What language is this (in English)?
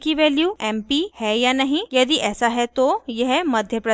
Hindi